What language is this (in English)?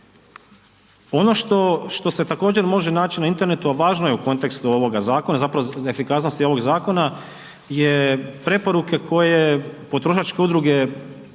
Croatian